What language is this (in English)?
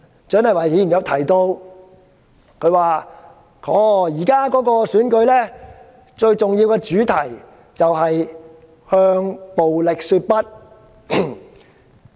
Cantonese